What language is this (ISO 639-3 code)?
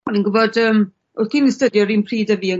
cym